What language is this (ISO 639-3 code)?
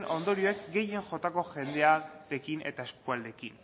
eus